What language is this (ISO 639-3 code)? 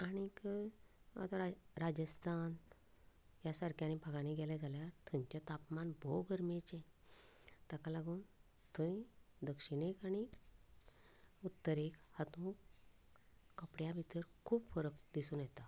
kok